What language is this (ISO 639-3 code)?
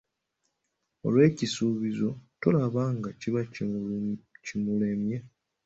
lug